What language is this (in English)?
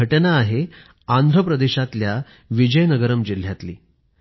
Marathi